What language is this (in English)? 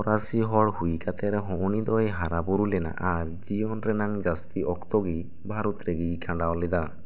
Santali